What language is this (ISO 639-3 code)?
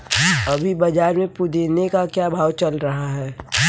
hin